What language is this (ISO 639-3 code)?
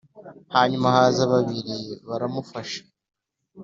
kin